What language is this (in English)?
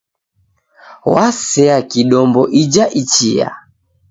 Taita